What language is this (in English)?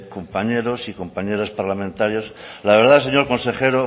Spanish